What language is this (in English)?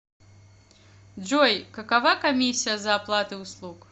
Russian